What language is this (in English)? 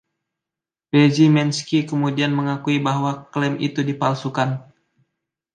Indonesian